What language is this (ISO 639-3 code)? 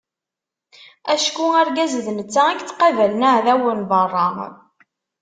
kab